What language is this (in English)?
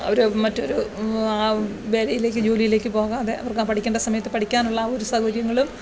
Malayalam